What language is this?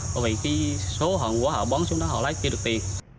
Vietnamese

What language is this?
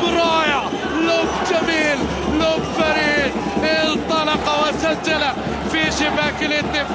Arabic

